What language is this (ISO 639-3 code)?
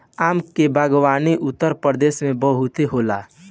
bho